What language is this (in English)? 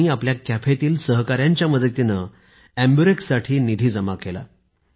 Marathi